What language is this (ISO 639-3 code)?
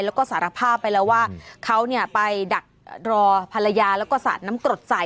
tha